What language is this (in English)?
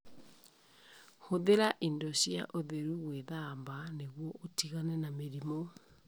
Kikuyu